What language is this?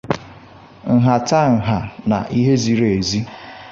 Igbo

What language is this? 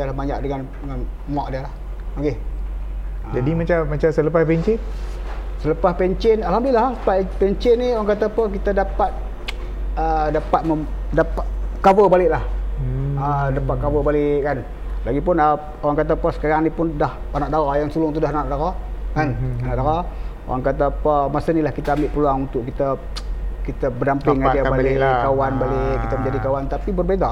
Malay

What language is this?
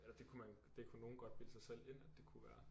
Danish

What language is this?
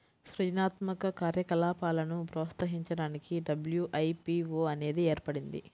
Telugu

